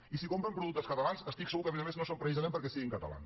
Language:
Catalan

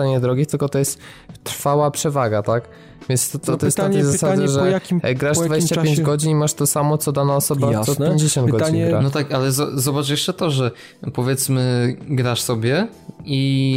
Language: Polish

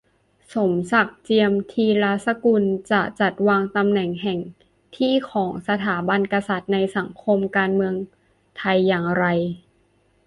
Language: Thai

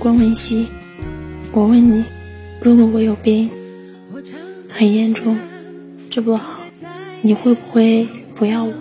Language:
Chinese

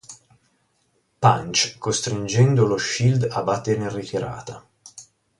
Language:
Italian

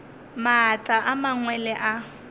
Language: Northern Sotho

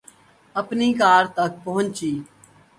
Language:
Urdu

